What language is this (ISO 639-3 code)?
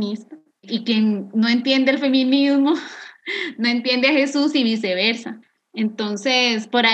spa